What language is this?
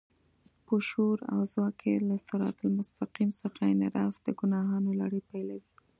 Pashto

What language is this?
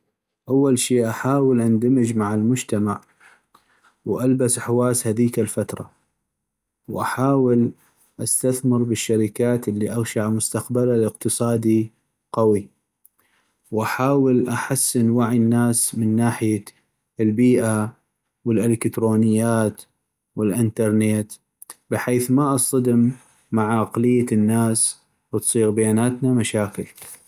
North Mesopotamian Arabic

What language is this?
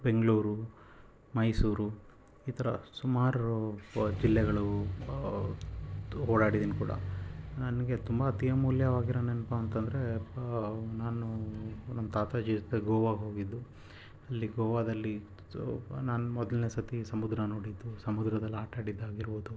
Kannada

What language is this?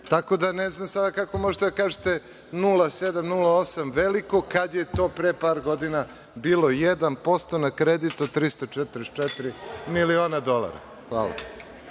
Serbian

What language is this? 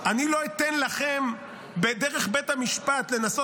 Hebrew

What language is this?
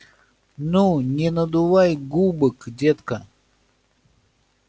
Russian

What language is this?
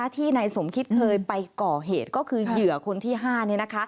Thai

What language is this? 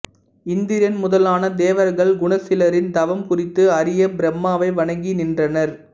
Tamil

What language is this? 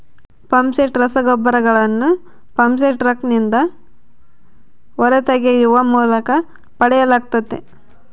Kannada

